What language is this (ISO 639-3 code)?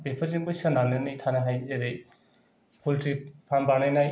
brx